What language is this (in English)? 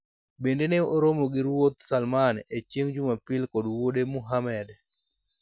Luo (Kenya and Tanzania)